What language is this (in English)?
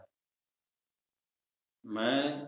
Punjabi